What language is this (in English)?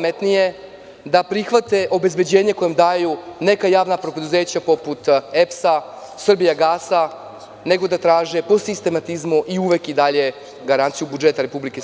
Serbian